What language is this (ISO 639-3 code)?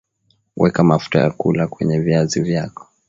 swa